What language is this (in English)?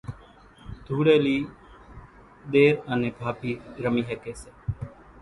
Kachi Koli